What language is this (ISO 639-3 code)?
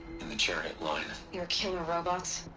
eng